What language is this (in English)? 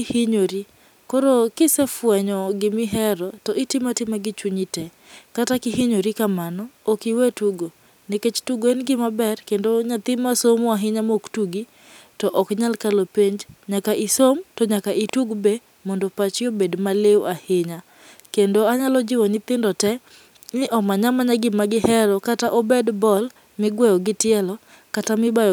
Luo (Kenya and Tanzania)